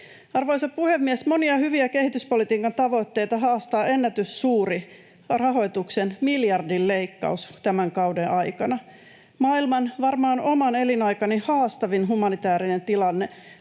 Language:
Finnish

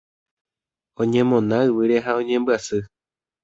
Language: Guarani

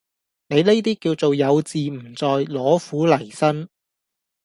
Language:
Cantonese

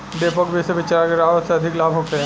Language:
Bhojpuri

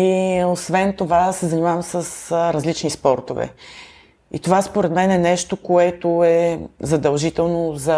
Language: Bulgarian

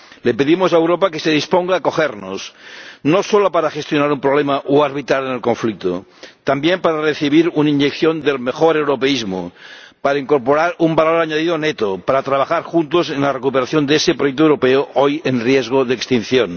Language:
Spanish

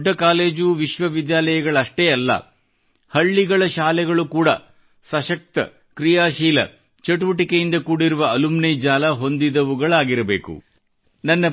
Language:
Kannada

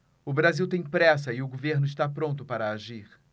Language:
Portuguese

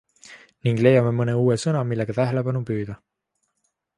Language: Estonian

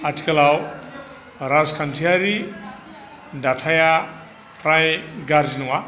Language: Bodo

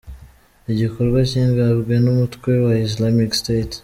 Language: Kinyarwanda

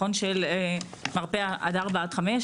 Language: Hebrew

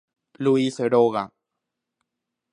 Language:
Guarani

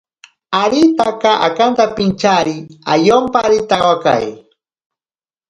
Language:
Ashéninka Perené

